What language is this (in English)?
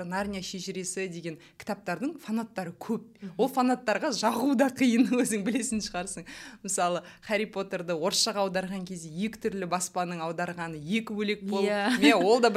Russian